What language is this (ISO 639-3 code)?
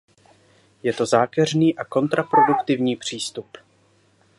ces